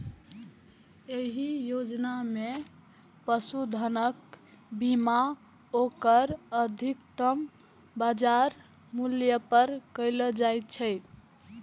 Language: Maithili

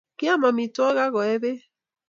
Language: Kalenjin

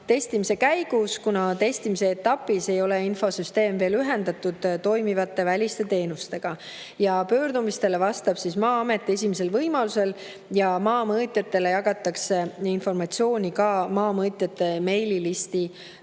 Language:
Estonian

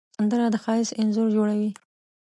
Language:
Pashto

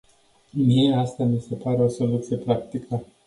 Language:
Romanian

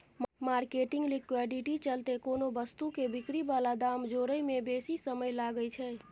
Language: Maithili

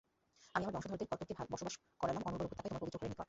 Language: Bangla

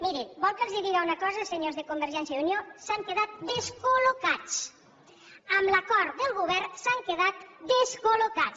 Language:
Catalan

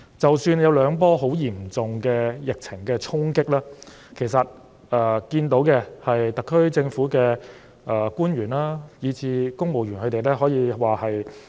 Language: Cantonese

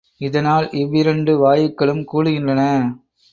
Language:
Tamil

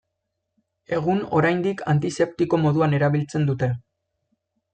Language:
Basque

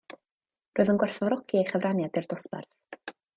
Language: Welsh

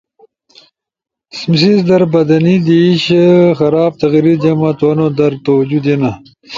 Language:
Ushojo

